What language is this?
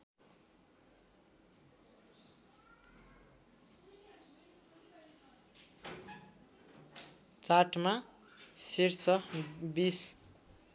Nepali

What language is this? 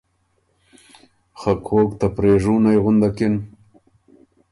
Ormuri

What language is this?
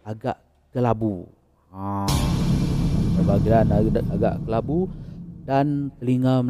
Malay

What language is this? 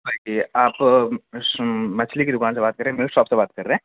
Urdu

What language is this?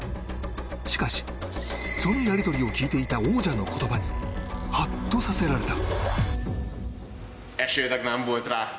Japanese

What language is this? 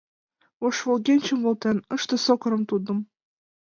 Mari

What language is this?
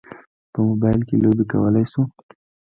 Pashto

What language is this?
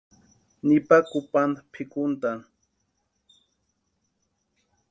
Western Highland Purepecha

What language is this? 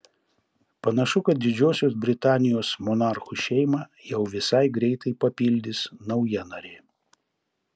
Lithuanian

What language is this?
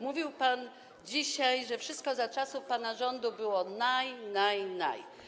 Polish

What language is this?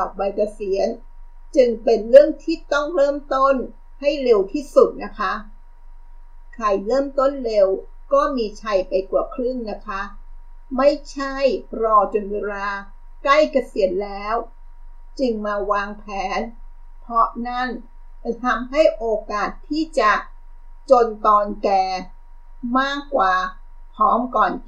Thai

